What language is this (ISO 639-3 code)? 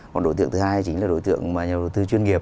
vie